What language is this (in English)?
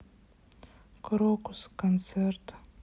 Russian